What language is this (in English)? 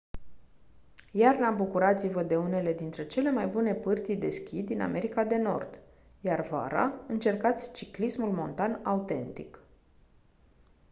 Romanian